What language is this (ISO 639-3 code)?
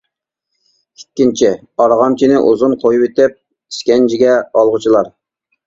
uig